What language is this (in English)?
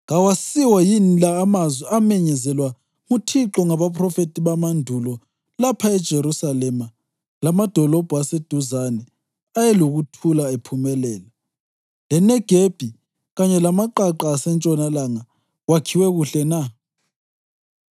North Ndebele